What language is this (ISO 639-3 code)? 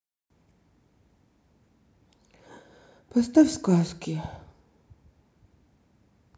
rus